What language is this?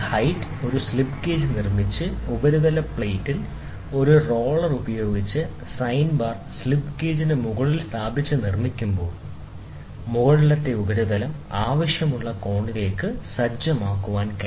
Malayalam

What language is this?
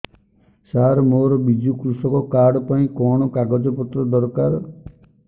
Odia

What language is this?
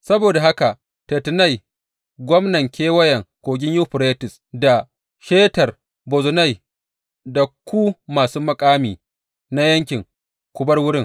Hausa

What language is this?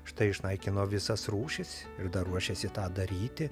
Lithuanian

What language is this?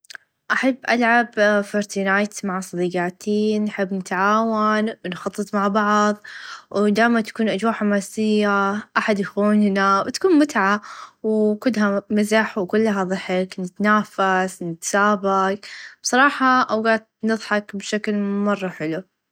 Najdi Arabic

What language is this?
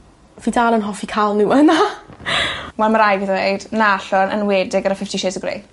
Welsh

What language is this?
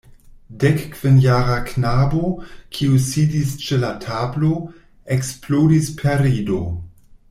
Esperanto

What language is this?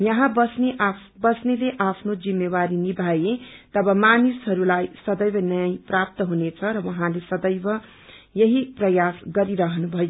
Nepali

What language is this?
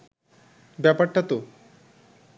Bangla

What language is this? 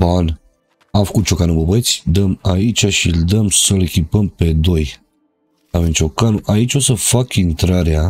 Romanian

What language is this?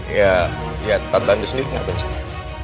Indonesian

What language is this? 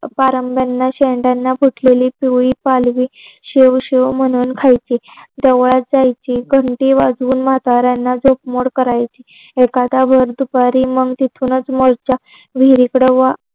Marathi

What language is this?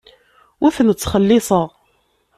Kabyle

